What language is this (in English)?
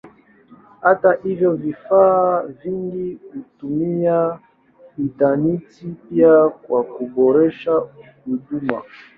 Swahili